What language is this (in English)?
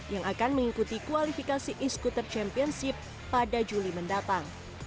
Indonesian